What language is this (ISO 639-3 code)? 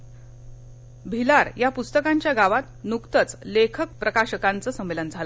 mar